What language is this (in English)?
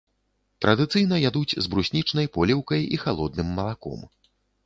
Belarusian